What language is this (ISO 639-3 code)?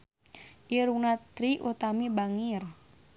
sun